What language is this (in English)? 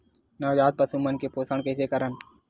Chhattisgarhi